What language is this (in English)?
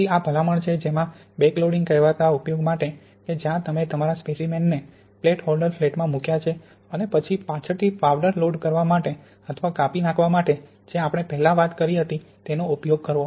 Gujarati